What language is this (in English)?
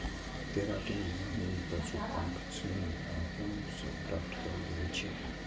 Maithili